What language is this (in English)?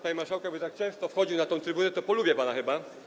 Polish